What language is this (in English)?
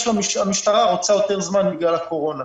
Hebrew